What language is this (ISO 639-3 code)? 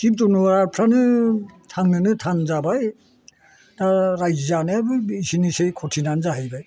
brx